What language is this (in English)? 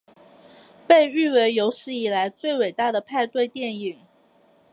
Chinese